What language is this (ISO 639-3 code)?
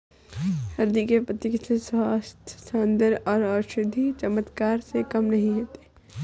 hin